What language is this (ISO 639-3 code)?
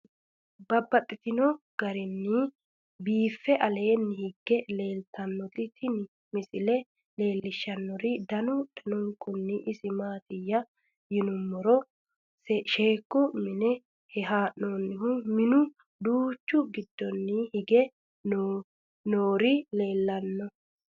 sid